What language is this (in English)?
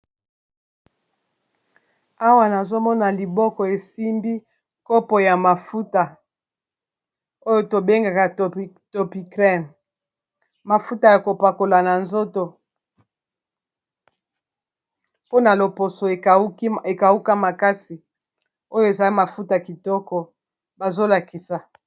Lingala